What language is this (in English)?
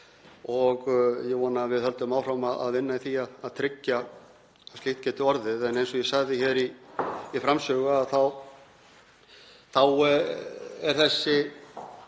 Icelandic